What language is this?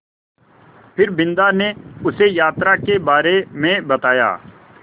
Hindi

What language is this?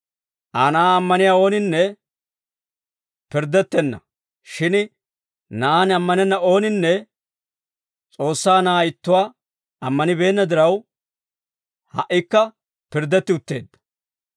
Dawro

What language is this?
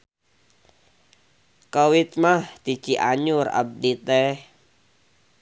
Sundanese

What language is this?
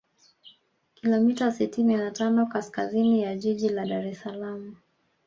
Swahili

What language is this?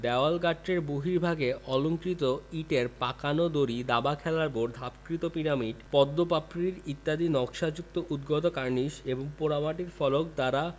Bangla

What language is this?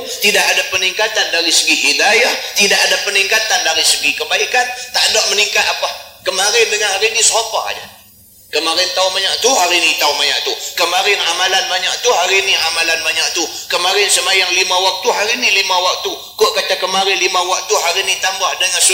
Malay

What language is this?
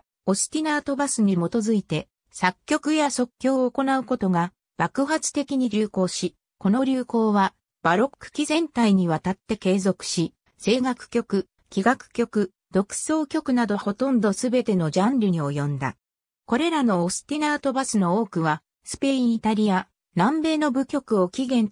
Japanese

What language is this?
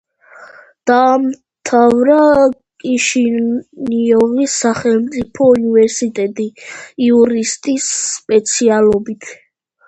Georgian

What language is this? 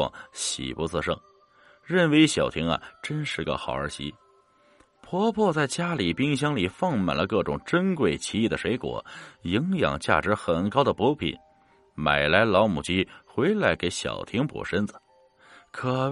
Chinese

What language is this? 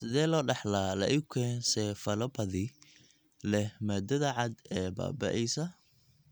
Somali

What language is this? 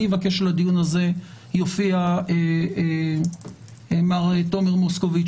Hebrew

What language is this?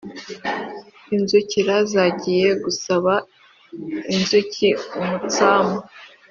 Kinyarwanda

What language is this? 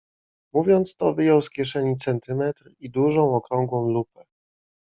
Polish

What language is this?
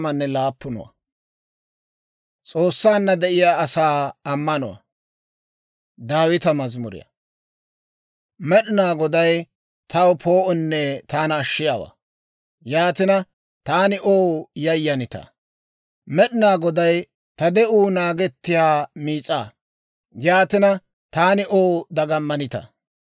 Dawro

